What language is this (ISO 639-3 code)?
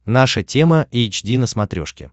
rus